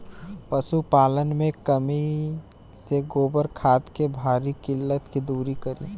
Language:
Bhojpuri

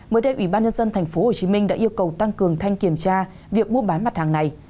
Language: Vietnamese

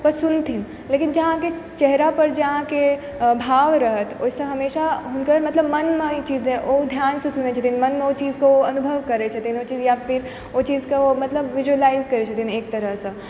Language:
Maithili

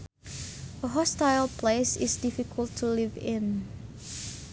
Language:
Sundanese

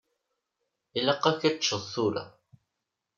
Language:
Kabyle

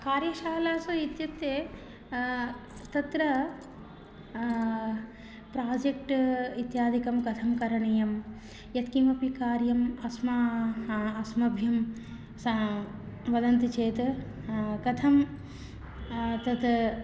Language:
Sanskrit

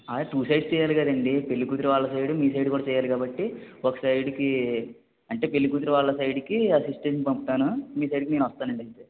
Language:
Telugu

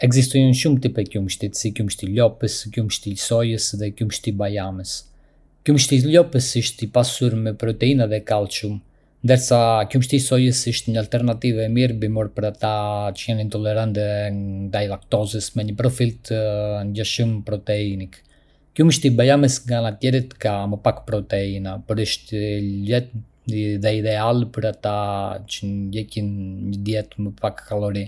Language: Arbëreshë Albanian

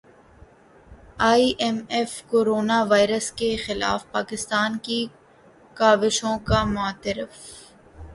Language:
Urdu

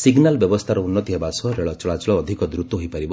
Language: Odia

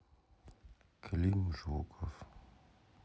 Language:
Russian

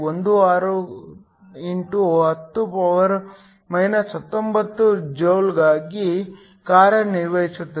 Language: Kannada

